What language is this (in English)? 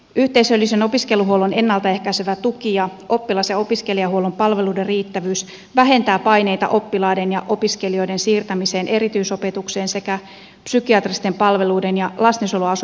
Finnish